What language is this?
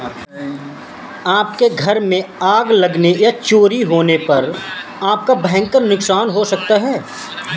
Hindi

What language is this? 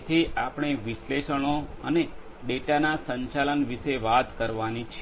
Gujarati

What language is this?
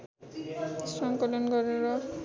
Nepali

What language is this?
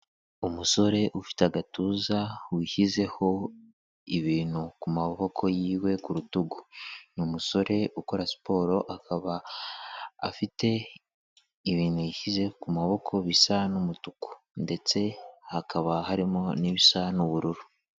Kinyarwanda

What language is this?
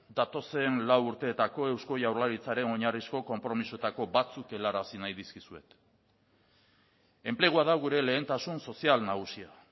Basque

